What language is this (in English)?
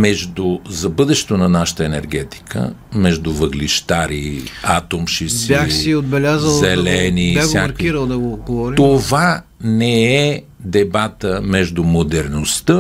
Bulgarian